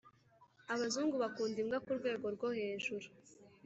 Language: Kinyarwanda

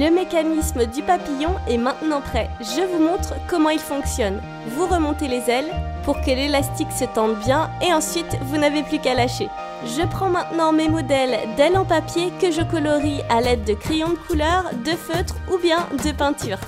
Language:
French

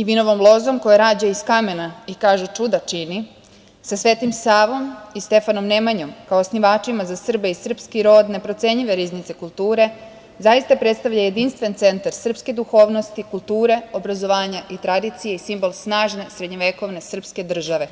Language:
Serbian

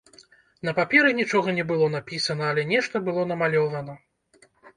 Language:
Belarusian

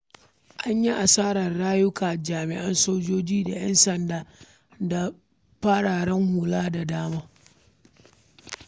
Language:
Hausa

